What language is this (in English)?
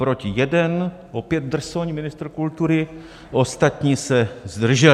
Czech